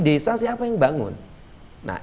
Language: Indonesian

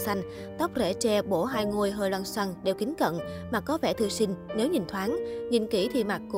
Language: Vietnamese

